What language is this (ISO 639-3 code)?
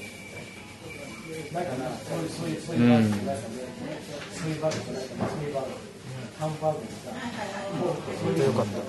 jpn